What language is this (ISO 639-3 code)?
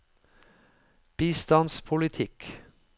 nor